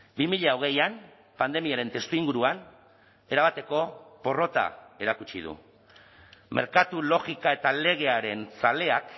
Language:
Basque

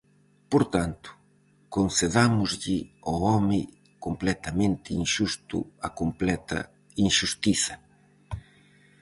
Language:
Galician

